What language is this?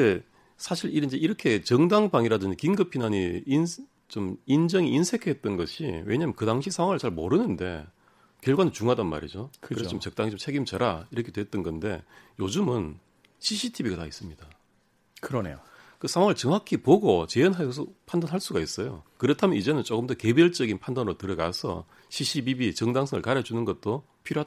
Korean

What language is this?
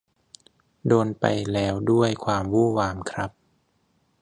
Thai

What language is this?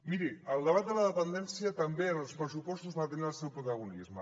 Catalan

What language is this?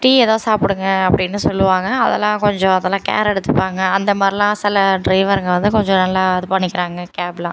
Tamil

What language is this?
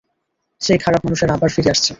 Bangla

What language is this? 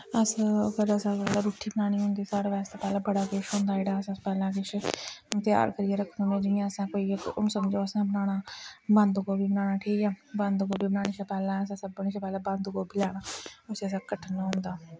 Dogri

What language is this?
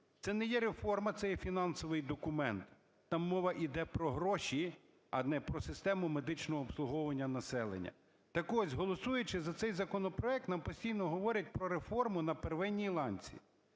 Ukrainian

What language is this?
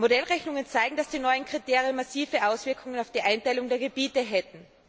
German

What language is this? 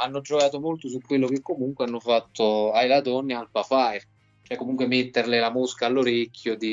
Italian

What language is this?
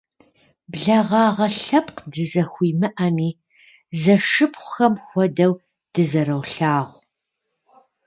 Kabardian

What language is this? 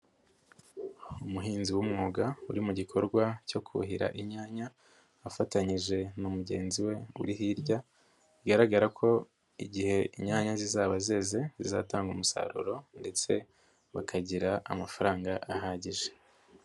Kinyarwanda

